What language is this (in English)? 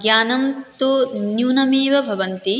Sanskrit